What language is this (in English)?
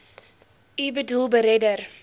Afrikaans